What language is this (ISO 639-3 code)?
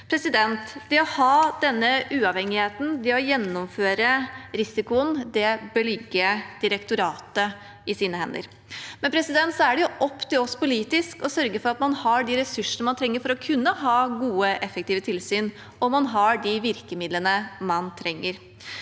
nor